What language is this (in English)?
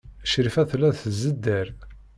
Kabyle